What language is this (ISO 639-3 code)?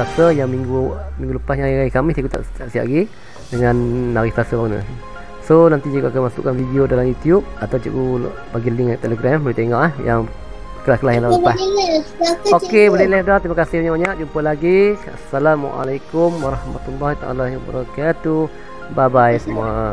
msa